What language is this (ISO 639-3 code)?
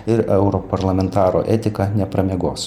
lit